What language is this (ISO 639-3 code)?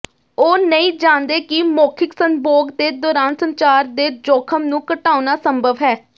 pan